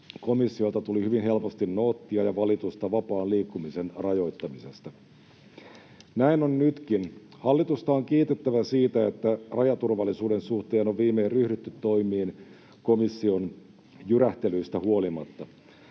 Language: Finnish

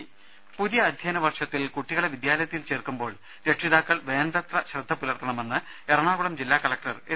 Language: Malayalam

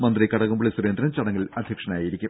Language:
Malayalam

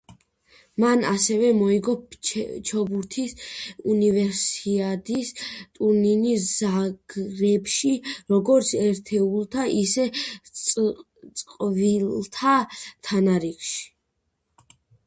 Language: Georgian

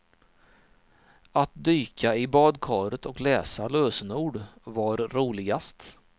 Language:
Swedish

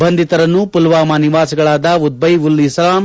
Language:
Kannada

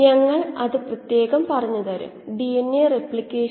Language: Malayalam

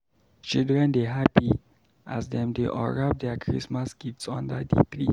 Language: Nigerian Pidgin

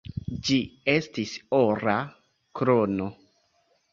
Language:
Esperanto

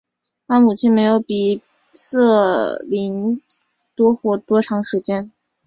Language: Chinese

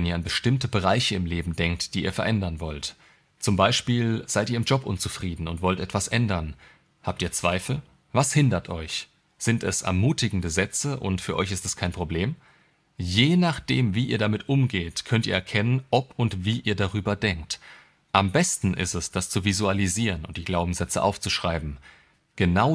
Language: German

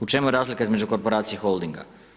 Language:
Croatian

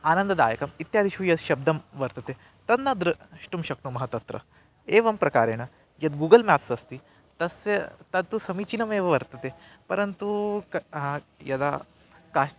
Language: Sanskrit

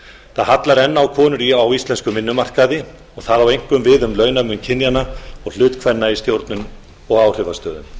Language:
Icelandic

